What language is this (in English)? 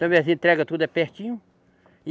Portuguese